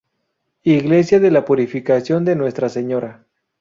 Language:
Spanish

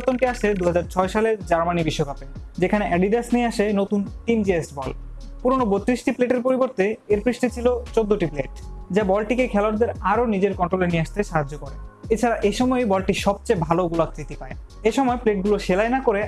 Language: Bangla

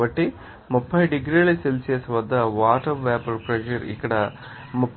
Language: Telugu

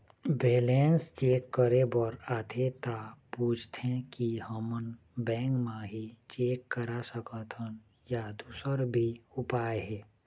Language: Chhattisgarhi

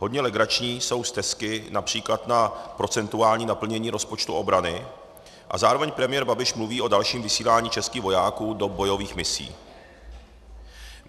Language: Czech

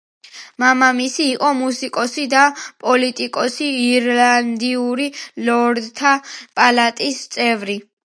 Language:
Georgian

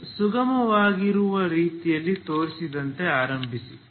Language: Kannada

